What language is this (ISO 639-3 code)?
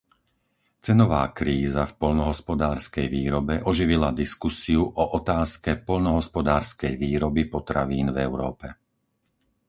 slk